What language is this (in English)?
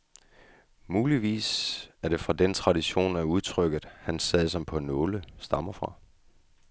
Danish